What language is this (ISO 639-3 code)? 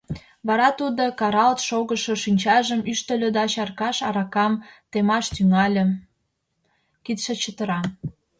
chm